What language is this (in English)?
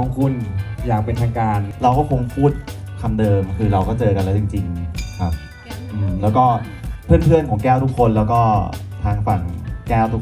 Thai